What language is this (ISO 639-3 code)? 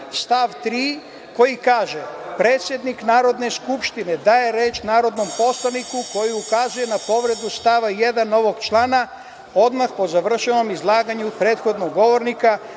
srp